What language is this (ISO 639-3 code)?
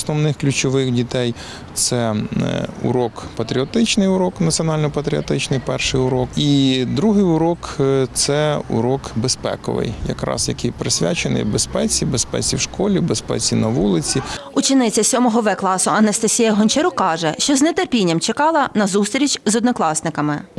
ukr